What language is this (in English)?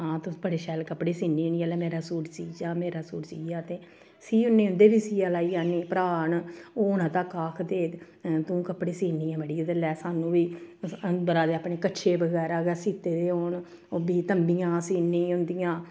Dogri